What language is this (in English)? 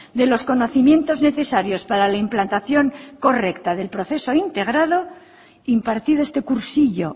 Spanish